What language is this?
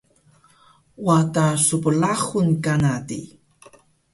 Taroko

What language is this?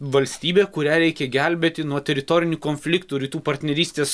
Lithuanian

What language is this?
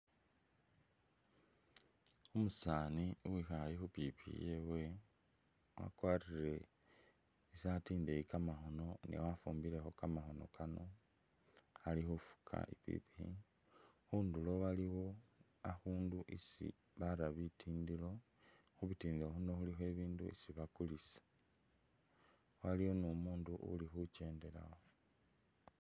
Masaaba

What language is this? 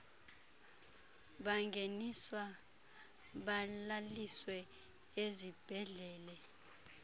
Xhosa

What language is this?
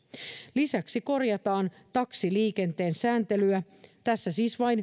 Finnish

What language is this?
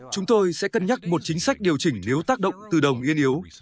Vietnamese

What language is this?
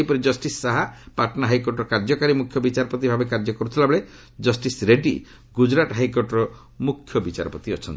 Odia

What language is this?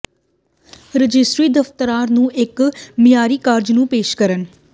Punjabi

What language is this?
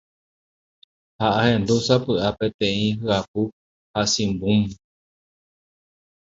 Guarani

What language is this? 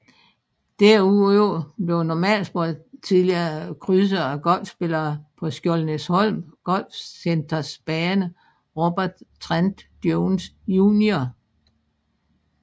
Danish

